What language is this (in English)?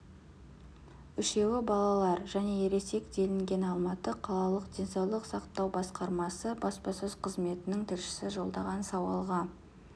Kazakh